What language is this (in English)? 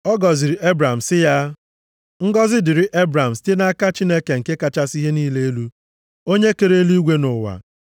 Igbo